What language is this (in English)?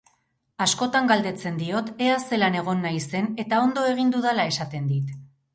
Basque